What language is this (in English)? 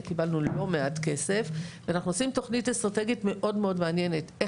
Hebrew